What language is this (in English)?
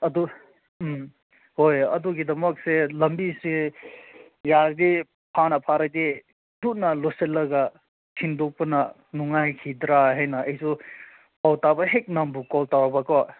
Manipuri